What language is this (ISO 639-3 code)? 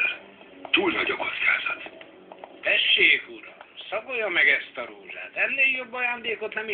hun